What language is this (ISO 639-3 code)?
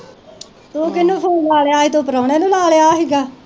pan